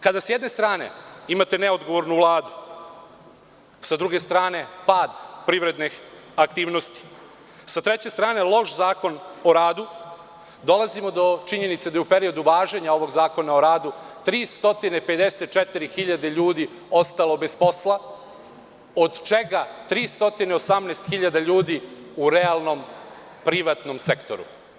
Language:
Serbian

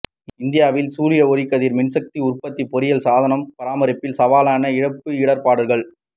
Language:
Tamil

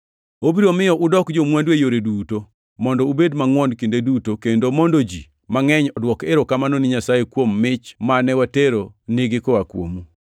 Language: Luo (Kenya and Tanzania)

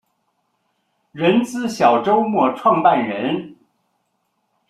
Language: Chinese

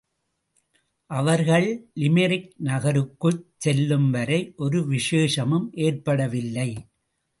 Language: Tamil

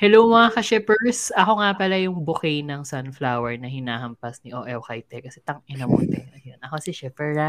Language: Filipino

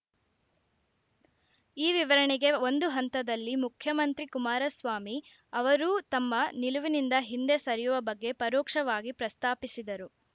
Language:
Kannada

